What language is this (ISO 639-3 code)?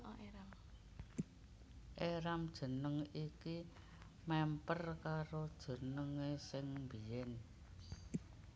jav